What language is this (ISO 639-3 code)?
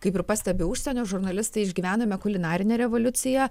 lit